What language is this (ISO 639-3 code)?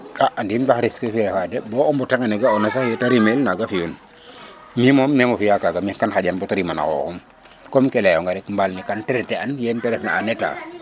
srr